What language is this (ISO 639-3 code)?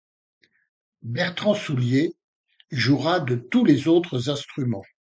fra